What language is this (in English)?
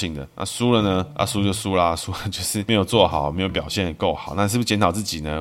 Chinese